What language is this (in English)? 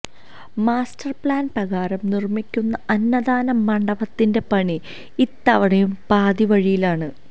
Malayalam